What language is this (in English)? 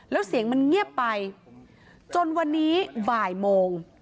Thai